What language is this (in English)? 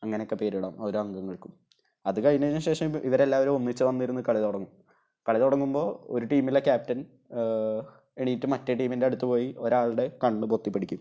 Malayalam